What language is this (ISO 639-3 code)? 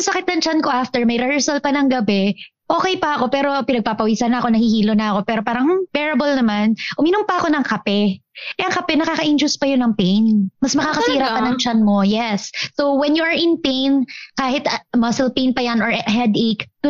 fil